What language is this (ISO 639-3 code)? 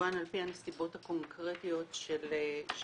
heb